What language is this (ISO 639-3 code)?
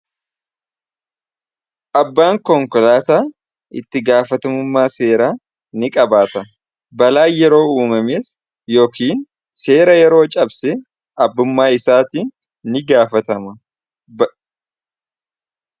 orm